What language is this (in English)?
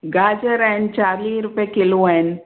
Sindhi